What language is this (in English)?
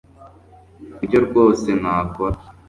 Kinyarwanda